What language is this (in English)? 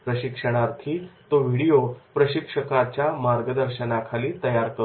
Marathi